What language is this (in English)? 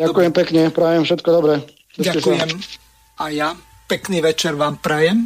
Slovak